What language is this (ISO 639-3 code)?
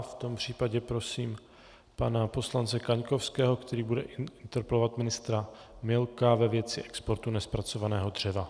ces